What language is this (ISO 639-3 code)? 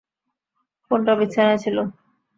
ben